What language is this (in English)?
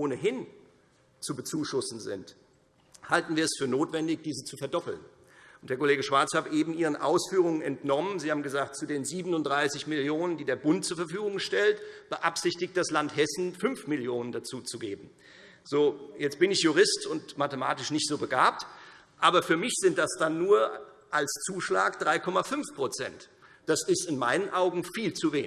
German